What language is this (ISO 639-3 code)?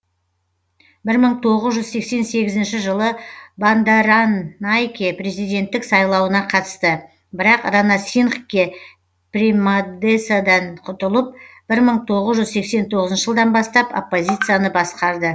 kaz